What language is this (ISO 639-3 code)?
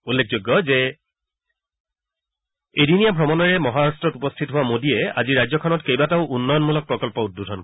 asm